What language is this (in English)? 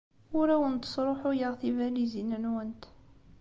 Kabyle